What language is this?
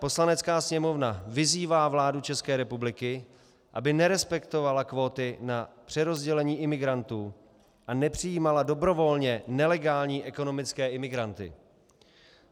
Czech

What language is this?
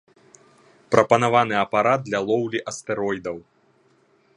Belarusian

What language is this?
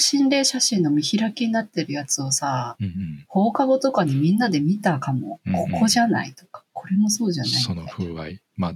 Japanese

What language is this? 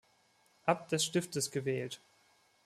German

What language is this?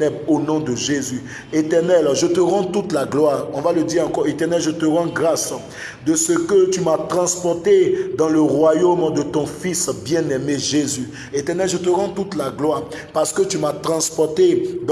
French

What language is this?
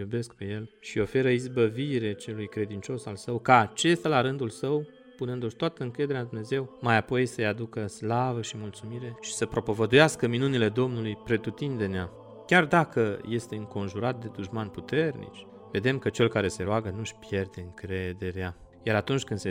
Romanian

